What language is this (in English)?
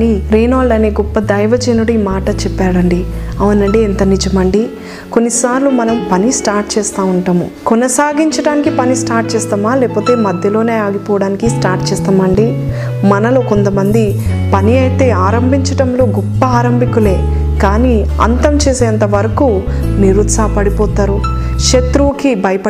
Telugu